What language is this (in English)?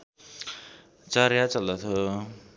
Nepali